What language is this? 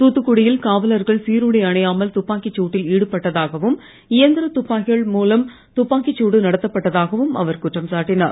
Tamil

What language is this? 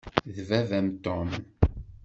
Kabyle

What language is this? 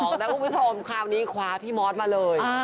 Thai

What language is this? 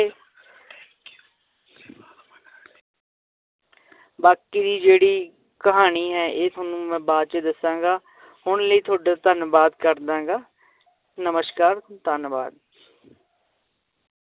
Punjabi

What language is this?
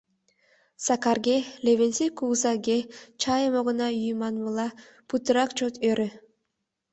Mari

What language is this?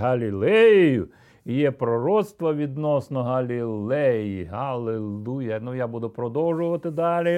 Ukrainian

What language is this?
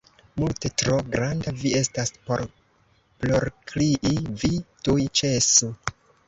Esperanto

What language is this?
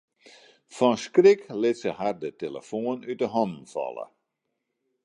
Western Frisian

